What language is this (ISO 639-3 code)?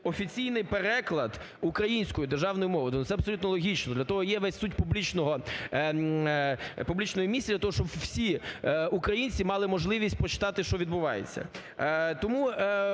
ukr